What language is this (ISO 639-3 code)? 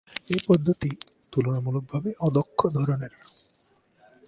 ben